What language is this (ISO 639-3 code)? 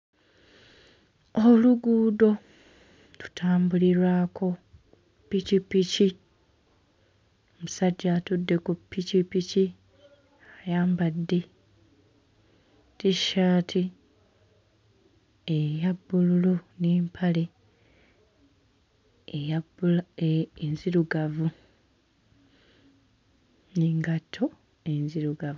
lug